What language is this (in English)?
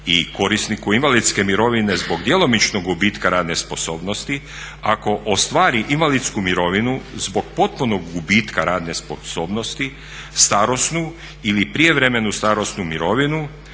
Croatian